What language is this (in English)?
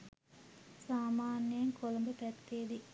Sinhala